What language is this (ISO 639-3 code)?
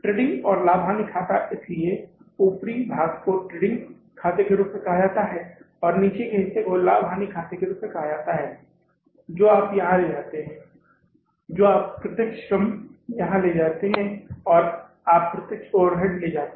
hin